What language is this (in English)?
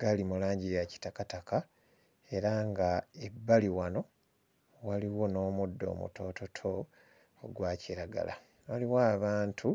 Ganda